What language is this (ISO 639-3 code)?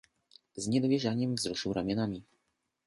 pol